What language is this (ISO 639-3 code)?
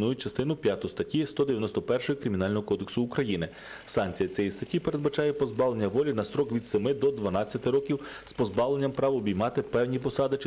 ukr